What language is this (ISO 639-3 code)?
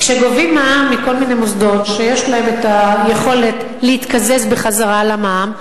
heb